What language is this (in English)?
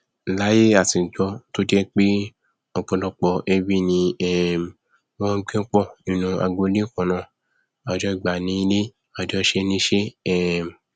Yoruba